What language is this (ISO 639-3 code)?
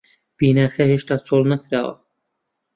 ckb